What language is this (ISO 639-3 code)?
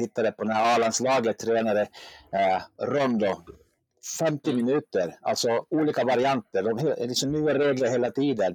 swe